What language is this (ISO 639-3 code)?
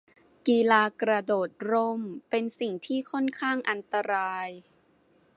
tha